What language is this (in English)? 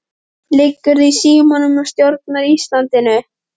Icelandic